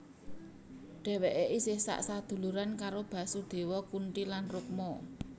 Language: Javanese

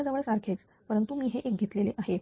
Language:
Marathi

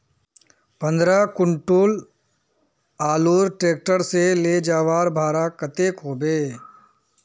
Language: Magahi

